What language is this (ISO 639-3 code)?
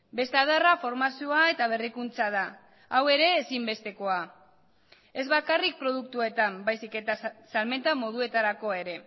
eus